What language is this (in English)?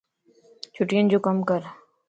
Lasi